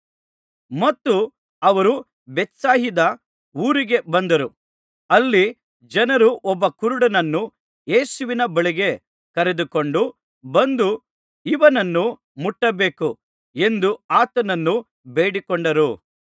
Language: Kannada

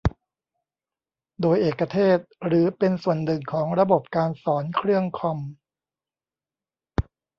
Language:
Thai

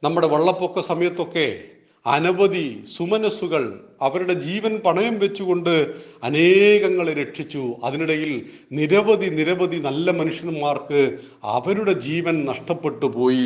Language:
Malayalam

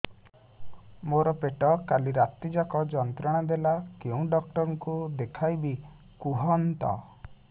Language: Odia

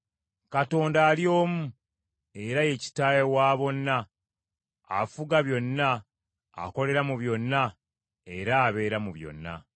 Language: Ganda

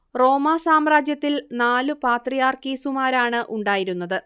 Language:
Malayalam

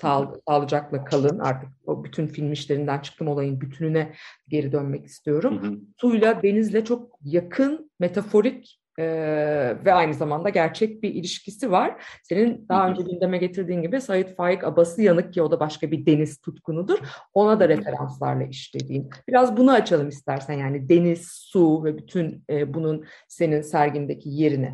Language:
Turkish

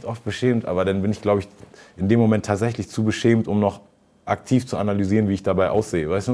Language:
German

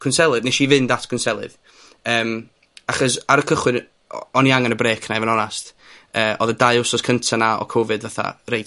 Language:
Welsh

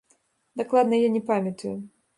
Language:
Belarusian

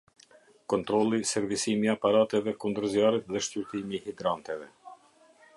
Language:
Albanian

